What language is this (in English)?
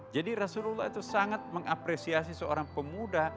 Indonesian